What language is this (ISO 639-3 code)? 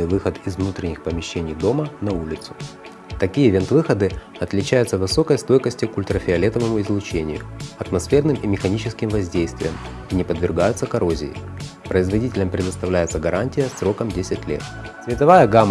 rus